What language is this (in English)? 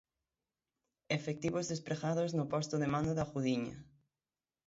Galician